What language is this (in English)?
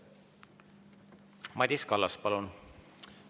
Estonian